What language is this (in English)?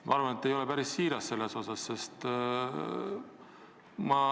Estonian